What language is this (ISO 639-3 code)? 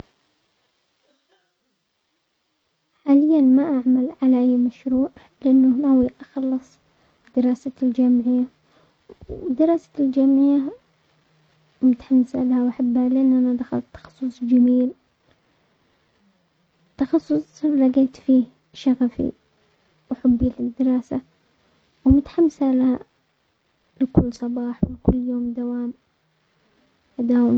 acx